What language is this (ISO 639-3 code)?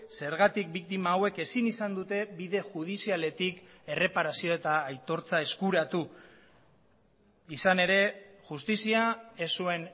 eus